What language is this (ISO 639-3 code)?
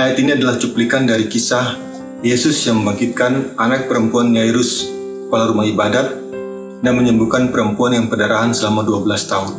ind